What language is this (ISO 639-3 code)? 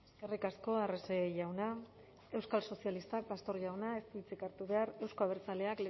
eus